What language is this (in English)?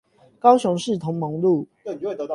Chinese